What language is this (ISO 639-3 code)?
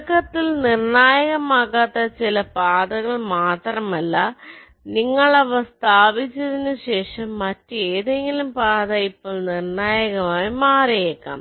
mal